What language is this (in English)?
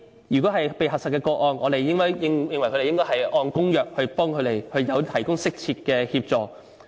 Cantonese